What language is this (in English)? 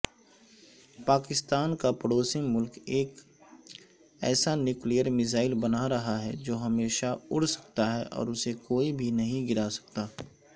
Urdu